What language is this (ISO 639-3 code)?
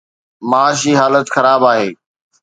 snd